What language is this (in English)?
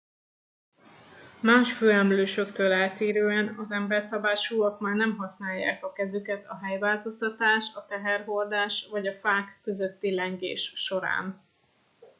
Hungarian